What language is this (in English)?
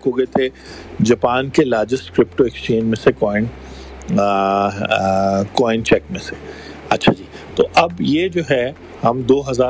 Urdu